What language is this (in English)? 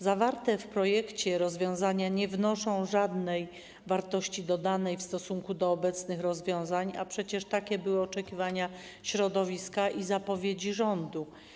Polish